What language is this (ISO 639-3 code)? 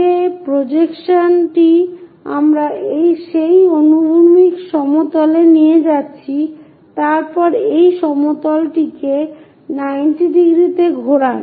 ben